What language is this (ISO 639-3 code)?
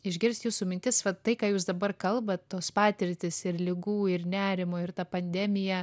lit